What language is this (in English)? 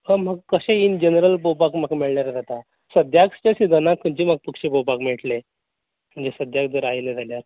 Konkani